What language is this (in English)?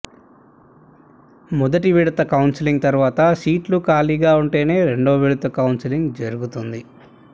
Telugu